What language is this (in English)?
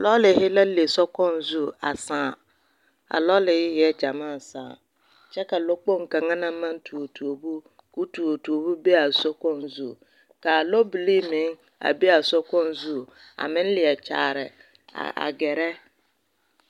Southern Dagaare